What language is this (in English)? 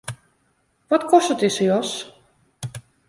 Western Frisian